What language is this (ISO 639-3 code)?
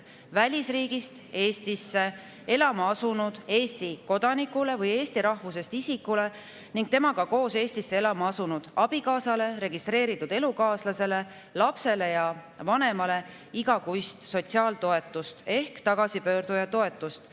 est